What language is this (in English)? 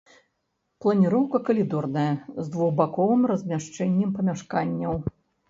Belarusian